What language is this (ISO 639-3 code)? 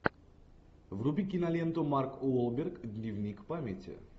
rus